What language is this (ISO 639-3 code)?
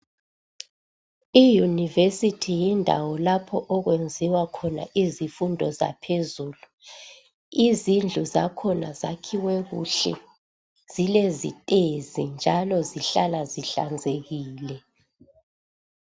nde